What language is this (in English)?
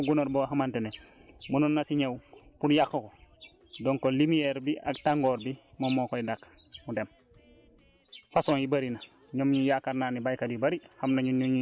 Wolof